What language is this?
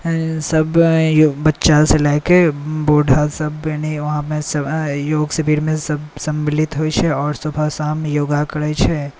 Maithili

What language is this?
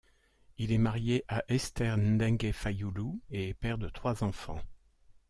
French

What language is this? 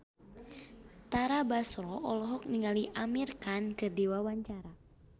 Sundanese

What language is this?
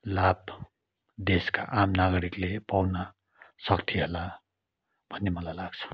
Nepali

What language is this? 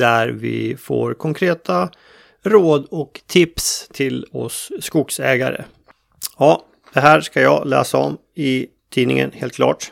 Swedish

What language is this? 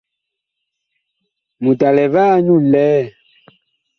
Bakoko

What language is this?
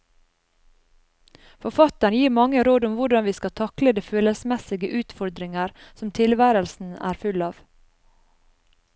Norwegian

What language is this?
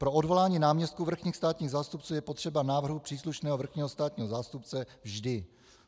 Czech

